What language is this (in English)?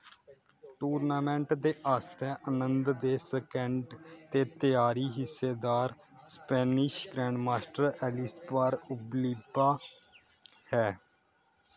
Dogri